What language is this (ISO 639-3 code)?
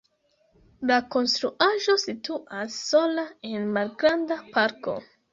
epo